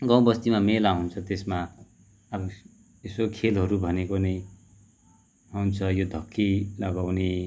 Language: Nepali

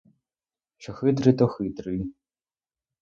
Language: Ukrainian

